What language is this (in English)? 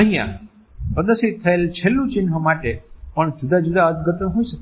Gujarati